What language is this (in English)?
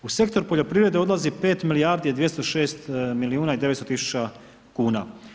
Croatian